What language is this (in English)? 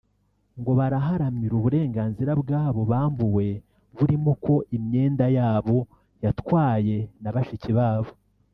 Kinyarwanda